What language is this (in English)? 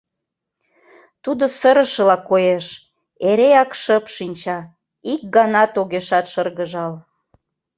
Mari